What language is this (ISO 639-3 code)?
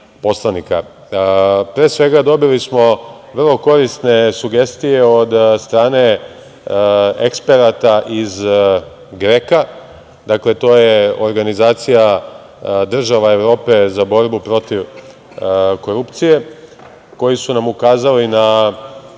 srp